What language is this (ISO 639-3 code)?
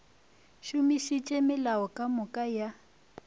nso